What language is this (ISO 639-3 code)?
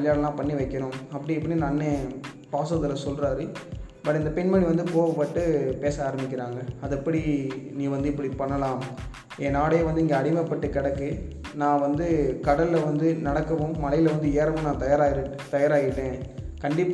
tam